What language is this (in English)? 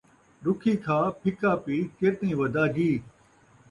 Saraiki